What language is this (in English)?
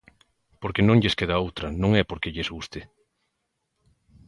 Galician